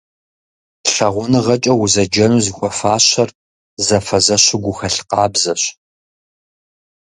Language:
Kabardian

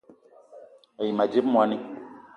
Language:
Eton (Cameroon)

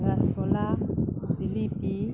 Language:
Manipuri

